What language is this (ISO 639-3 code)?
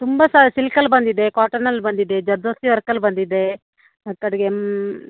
kan